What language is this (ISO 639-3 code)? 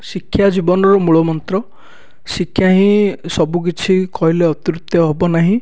ori